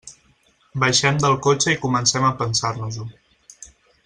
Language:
Catalan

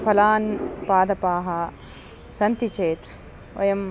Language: Sanskrit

